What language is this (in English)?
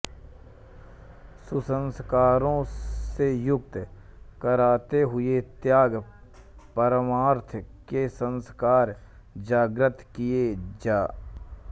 Hindi